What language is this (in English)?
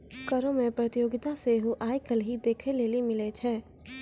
Maithili